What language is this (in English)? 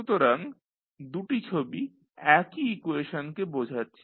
Bangla